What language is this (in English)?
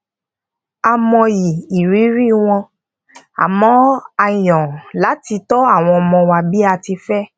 Yoruba